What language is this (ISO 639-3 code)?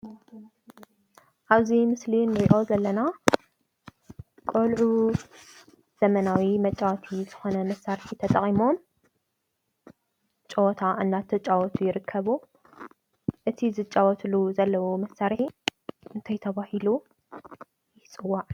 tir